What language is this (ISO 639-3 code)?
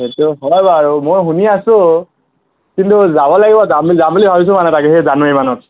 asm